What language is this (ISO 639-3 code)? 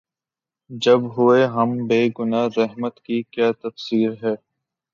urd